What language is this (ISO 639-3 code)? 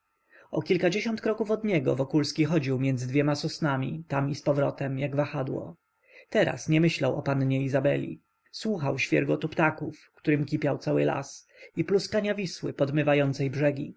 pol